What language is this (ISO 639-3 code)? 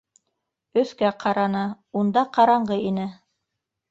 bak